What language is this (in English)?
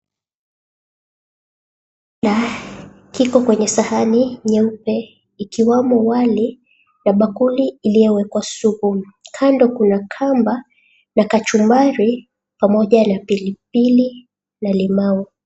Swahili